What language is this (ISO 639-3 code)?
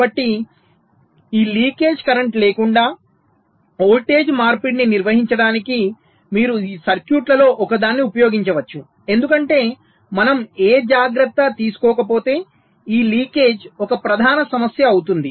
tel